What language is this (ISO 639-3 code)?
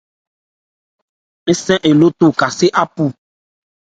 ebr